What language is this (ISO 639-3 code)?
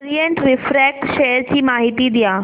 mar